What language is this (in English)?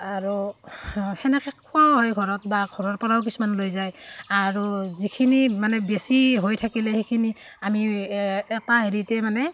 Assamese